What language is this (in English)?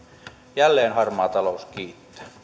Finnish